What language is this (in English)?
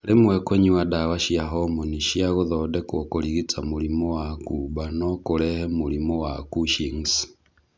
Kikuyu